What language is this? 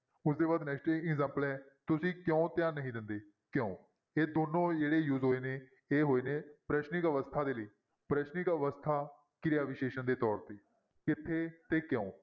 Punjabi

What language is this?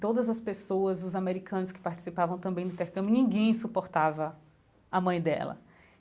Portuguese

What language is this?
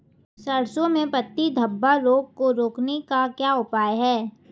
Hindi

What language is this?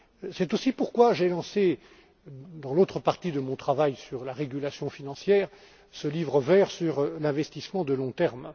French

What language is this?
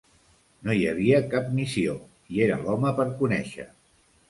Catalan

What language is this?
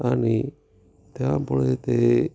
Marathi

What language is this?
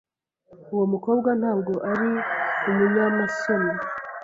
Kinyarwanda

